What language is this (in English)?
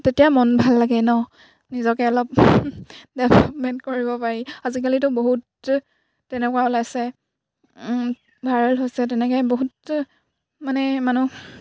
Assamese